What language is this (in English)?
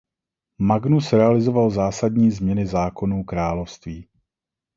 Czech